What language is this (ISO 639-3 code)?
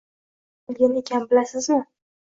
uzb